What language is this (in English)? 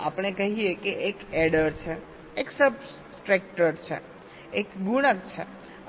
Gujarati